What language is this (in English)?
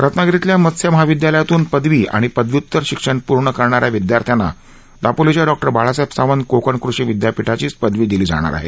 Marathi